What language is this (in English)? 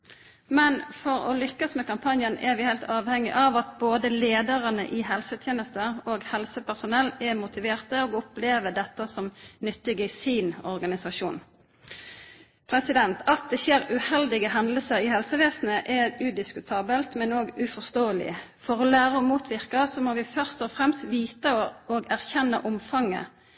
Norwegian Nynorsk